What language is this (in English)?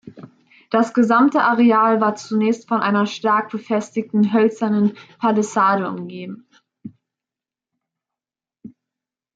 German